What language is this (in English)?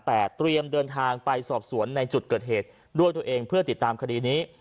Thai